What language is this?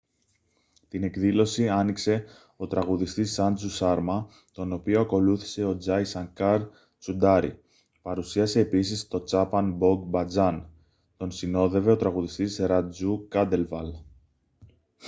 Greek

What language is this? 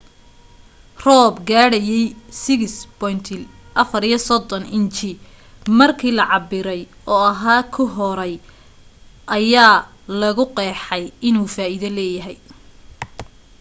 Somali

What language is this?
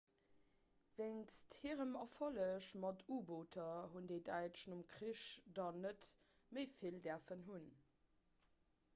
Luxembourgish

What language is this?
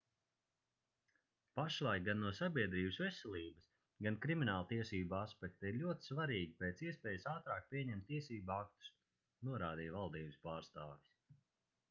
Latvian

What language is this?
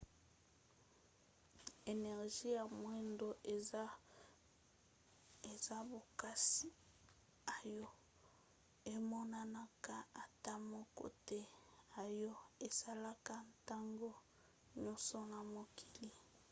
Lingala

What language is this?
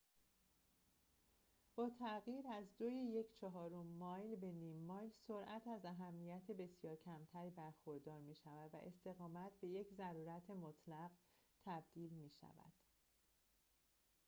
Persian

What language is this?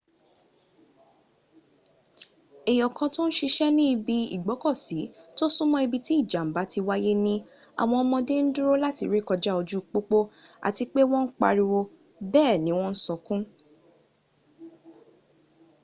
Yoruba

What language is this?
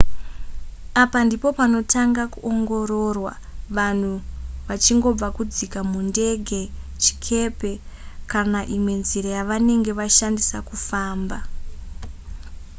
Shona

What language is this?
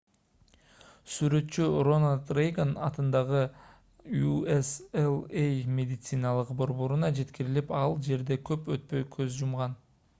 Kyrgyz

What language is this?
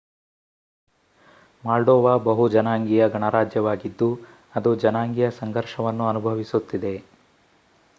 Kannada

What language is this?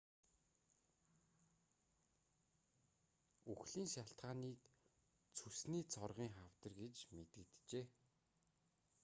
Mongolian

